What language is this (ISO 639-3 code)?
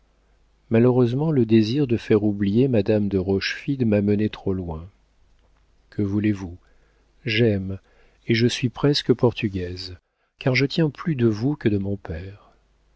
fra